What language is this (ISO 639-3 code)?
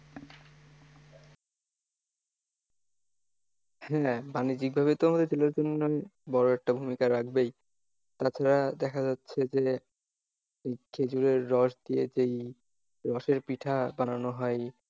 ben